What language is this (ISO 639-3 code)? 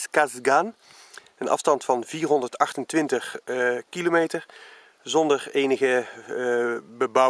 nld